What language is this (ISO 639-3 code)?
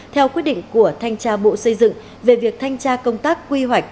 vie